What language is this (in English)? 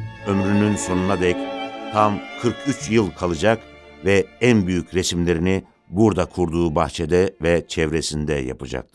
Turkish